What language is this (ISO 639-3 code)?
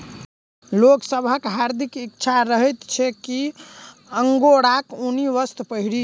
mai